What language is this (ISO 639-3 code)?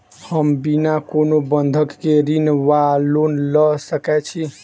mai